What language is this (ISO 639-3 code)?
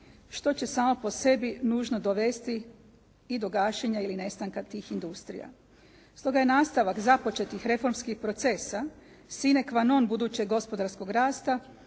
hrv